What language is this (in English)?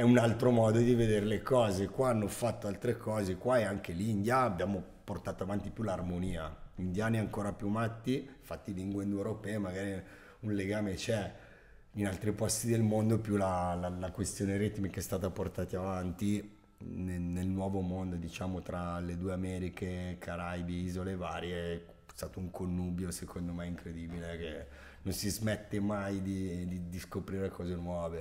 Italian